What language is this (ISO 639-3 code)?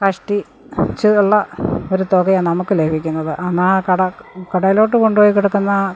mal